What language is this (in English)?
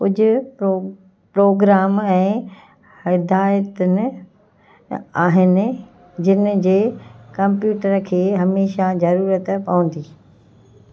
Sindhi